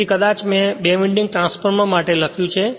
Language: Gujarati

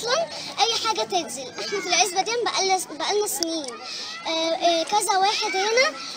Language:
Arabic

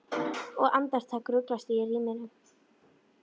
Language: Icelandic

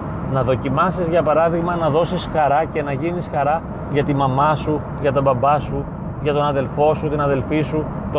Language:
Greek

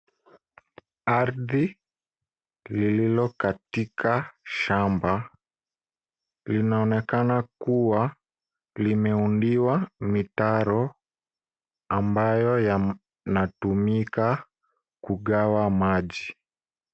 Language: Swahili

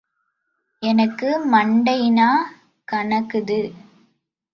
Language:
Tamil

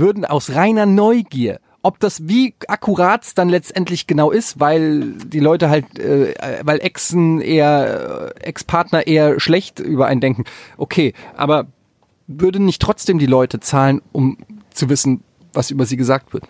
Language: German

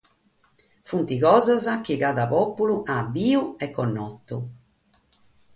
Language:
Sardinian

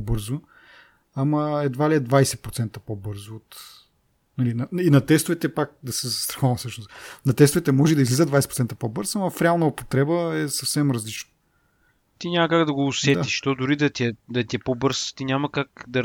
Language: Bulgarian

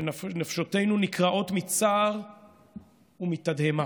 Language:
Hebrew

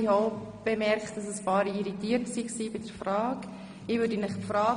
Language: Swiss German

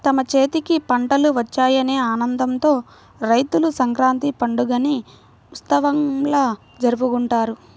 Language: Telugu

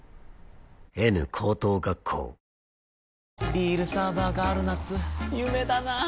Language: Japanese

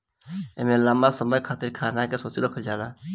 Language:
Bhojpuri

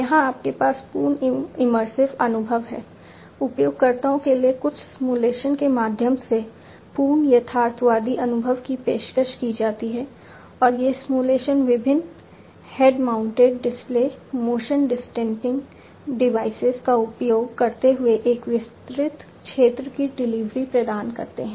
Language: Hindi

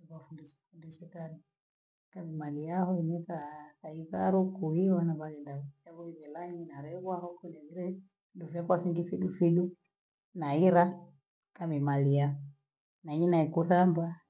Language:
Gweno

